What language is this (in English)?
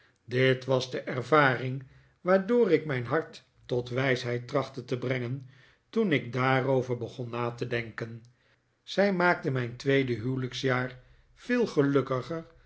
Dutch